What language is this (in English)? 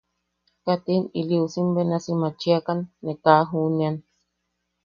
Yaqui